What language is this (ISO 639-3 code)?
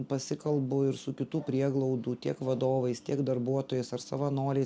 lit